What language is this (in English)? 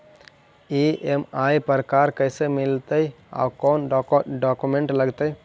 Magahi